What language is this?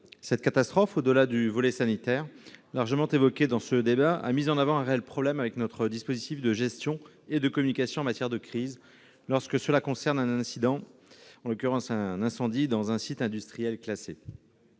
French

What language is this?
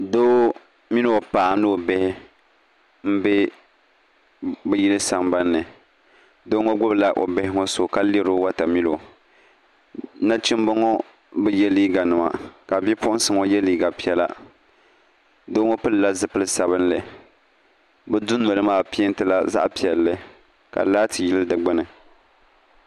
Dagbani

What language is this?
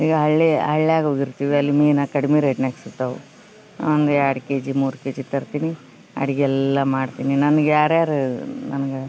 Kannada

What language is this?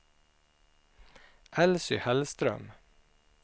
Swedish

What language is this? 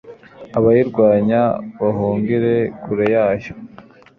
Kinyarwanda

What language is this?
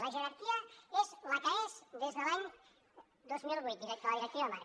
Catalan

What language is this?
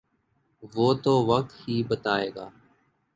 Urdu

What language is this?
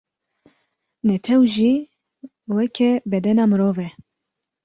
Kurdish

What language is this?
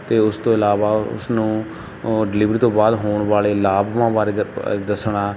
Punjabi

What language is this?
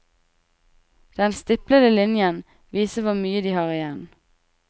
Norwegian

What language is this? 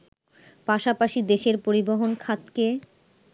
Bangla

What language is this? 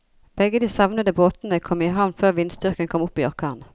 Norwegian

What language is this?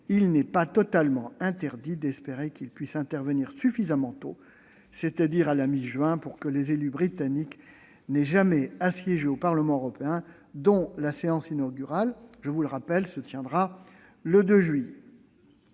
French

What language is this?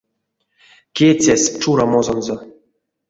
Erzya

